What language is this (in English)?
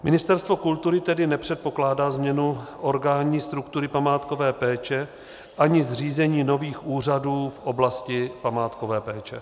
Czech